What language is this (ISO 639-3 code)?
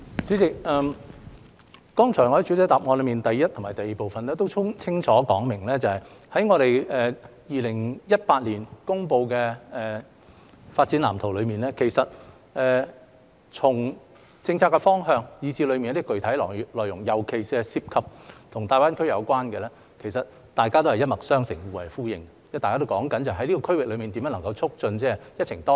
yue